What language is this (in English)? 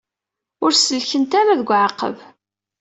Kabyle